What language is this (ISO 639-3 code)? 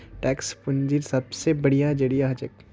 mag